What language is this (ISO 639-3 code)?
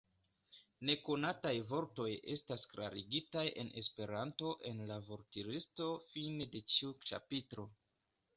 epo